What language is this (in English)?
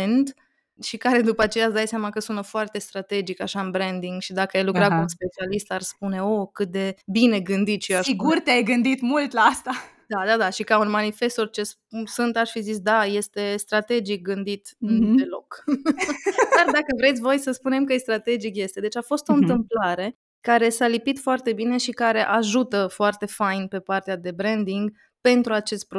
Romanian